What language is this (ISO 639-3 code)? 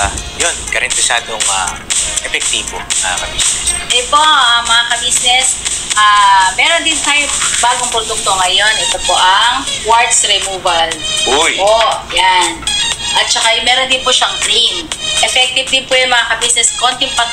fil